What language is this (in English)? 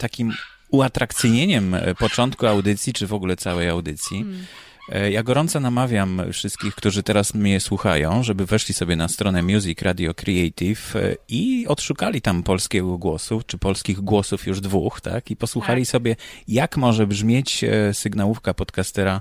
Polish